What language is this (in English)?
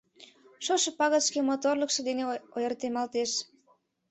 Mari